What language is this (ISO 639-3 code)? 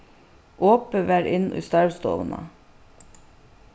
fao